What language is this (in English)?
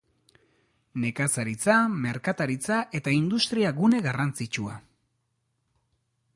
Basque